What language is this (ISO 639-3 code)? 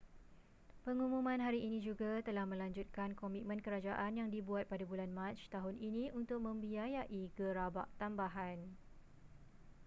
msa